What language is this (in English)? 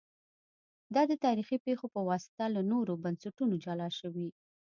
Pashto